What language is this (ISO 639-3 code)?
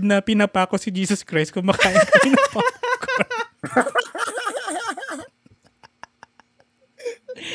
fil